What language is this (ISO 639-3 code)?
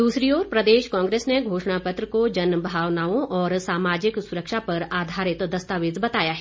hin